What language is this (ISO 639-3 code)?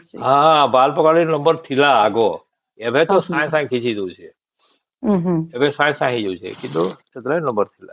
ori